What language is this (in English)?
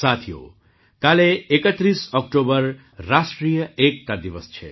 Gujarati